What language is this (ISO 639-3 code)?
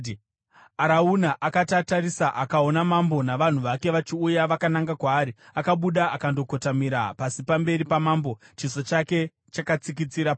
sna